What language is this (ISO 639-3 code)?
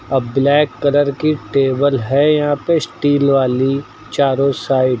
hin